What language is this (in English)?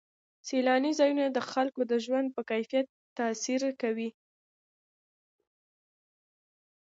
Pashto